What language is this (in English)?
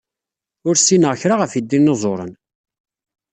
Kabyle